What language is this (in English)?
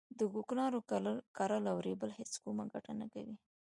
Pashto